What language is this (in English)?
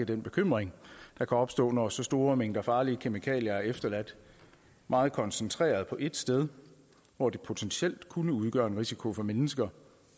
Danish